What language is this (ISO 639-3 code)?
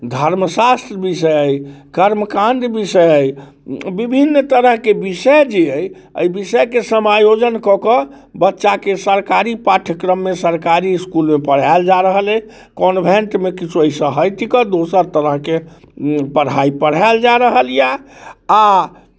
mai